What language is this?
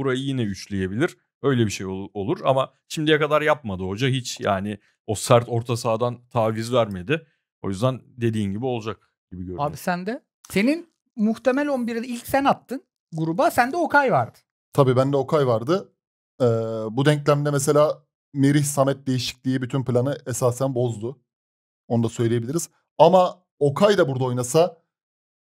Turkish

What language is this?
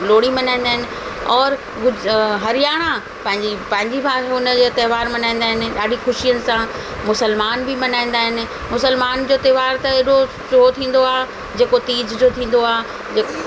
Sindhi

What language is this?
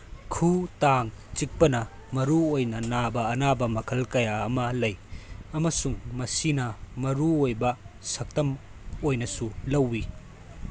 Manipuri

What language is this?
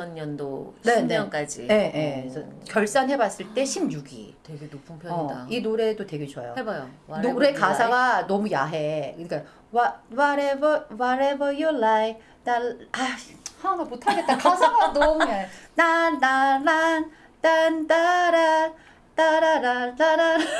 Korean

